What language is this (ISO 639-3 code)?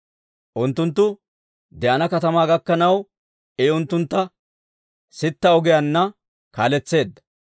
dwr